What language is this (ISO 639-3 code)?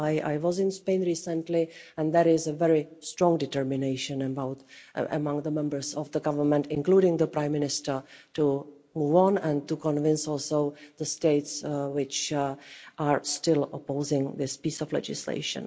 eng